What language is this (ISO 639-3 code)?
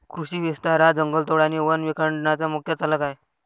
mar